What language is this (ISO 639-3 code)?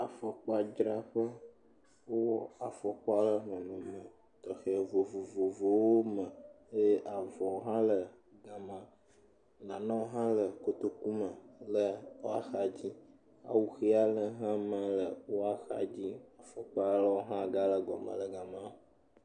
ewe